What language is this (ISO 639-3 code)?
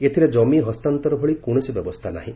ori